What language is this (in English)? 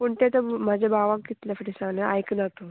Konkani